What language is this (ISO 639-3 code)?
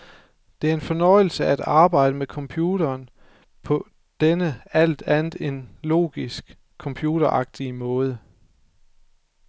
dan